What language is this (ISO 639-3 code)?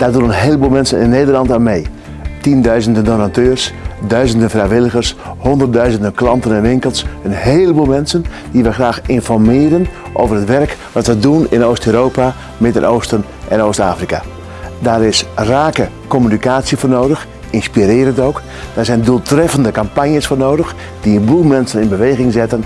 nld